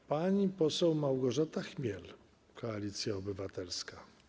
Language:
Polish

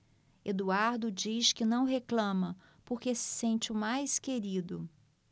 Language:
Portuguese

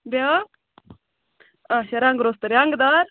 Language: Kashmiri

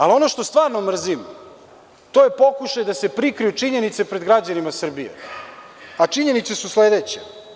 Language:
Serbian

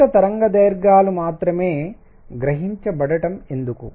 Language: Telugu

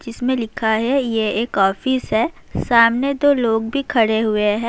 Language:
Urdu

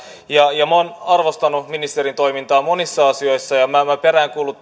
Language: Finnish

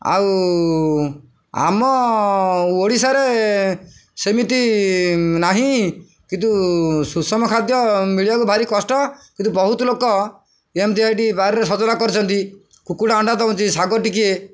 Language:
Odia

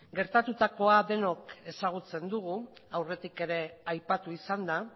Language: Basque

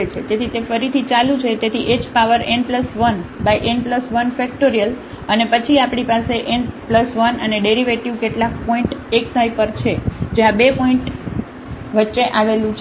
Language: Gujarati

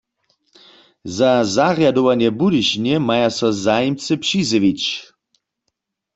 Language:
Upper Sorbian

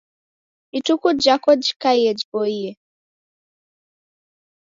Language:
Taita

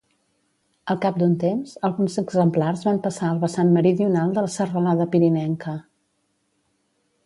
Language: Catalan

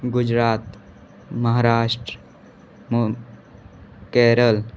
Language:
Hindi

